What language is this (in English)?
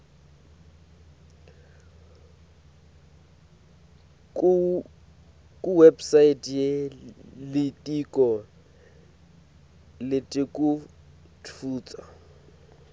Swati